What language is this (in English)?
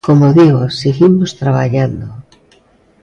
Galician